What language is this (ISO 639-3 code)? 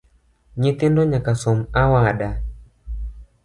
luo